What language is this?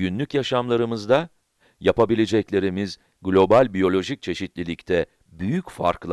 Turkish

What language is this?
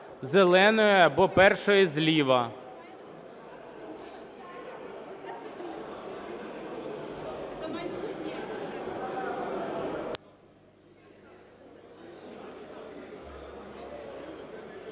Ukrainian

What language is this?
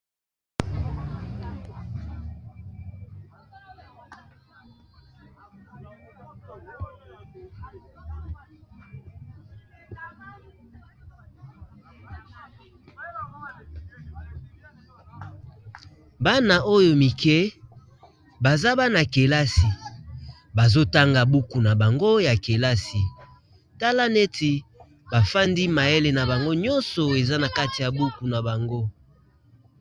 Lingala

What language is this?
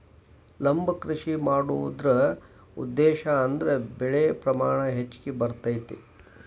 Kannada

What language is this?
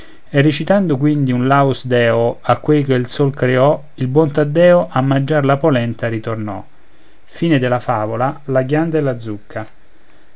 Italian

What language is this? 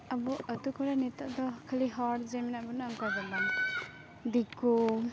Santali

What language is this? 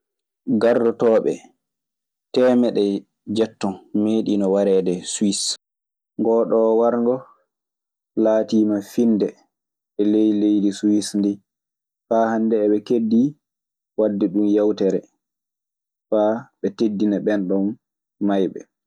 Maasina Fulfulde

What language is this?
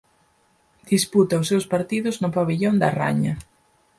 Galician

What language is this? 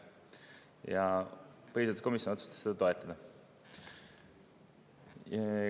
Estonian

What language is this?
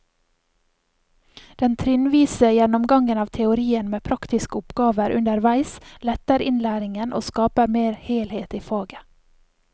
Norwegian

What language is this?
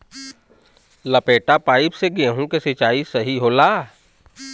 Bhojpuri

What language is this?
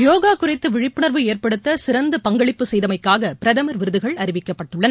Tamil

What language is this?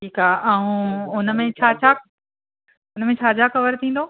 Sindhi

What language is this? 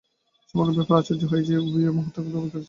Bangla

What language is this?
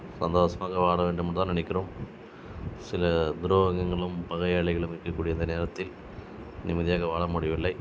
Tamil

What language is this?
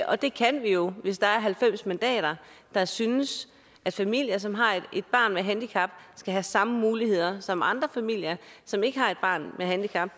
Danish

